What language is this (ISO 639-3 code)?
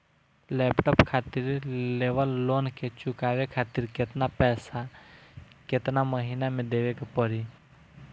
bho